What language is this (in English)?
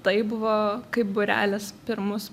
Lithuanian